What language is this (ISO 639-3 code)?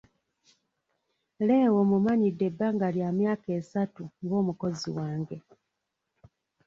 lug